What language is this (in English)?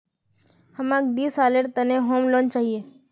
Magahi